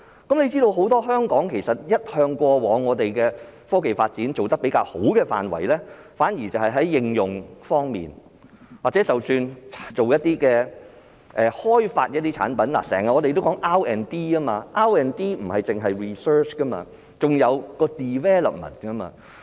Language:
Cantonese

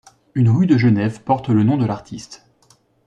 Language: French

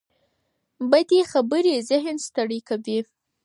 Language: Pashto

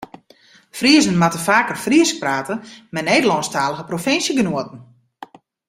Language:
Western Frisian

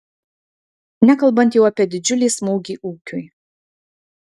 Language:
Lithuanian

